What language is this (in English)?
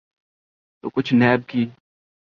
Urdu